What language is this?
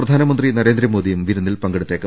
Malayalam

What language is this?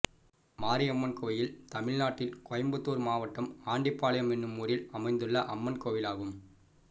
Tamil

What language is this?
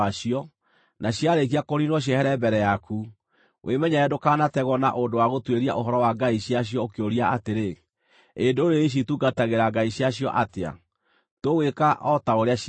Kikuyu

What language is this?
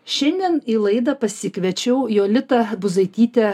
Lithuanian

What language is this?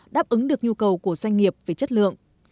Vietnamese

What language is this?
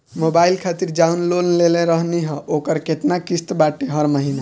Bhojpuri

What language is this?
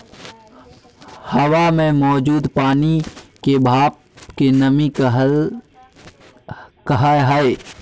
Magahi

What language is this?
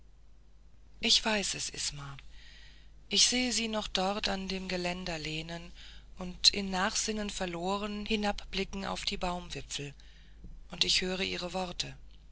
German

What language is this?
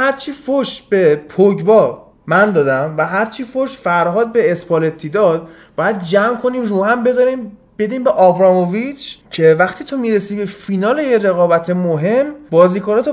Persian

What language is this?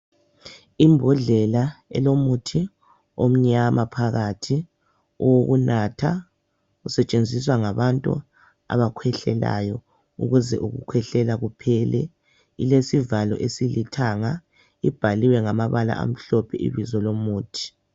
North Ndebele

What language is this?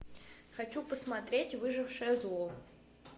Russian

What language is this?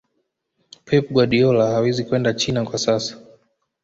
Swahili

